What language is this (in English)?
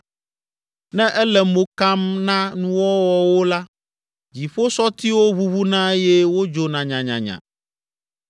Ewe